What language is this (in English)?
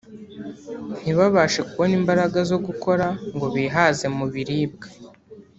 Kinyarwanda